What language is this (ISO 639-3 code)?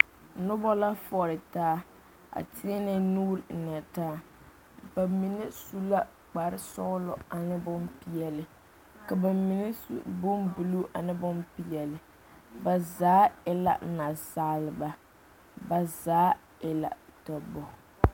dga